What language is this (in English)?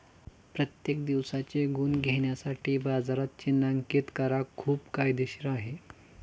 Marathi